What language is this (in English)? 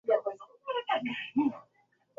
Swahili